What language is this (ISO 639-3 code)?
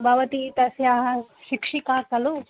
san